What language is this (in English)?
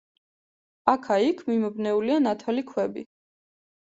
Georgian